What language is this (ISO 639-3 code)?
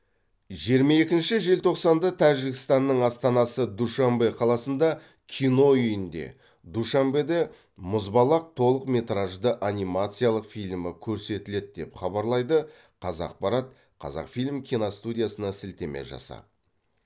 kaz